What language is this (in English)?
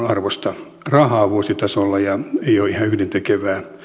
Finnish